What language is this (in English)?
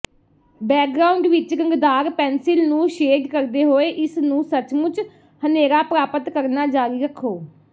Punjabi